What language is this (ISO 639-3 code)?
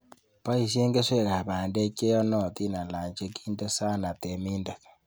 kln